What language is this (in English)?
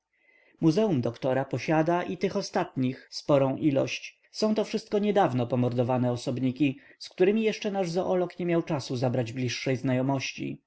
Polish